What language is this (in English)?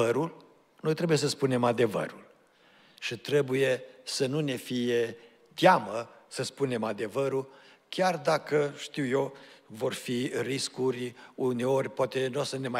Romanian